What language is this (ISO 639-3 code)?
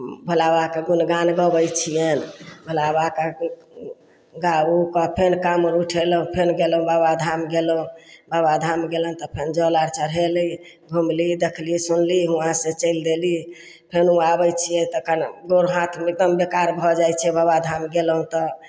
mai